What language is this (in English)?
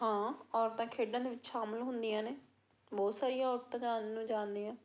Punjabi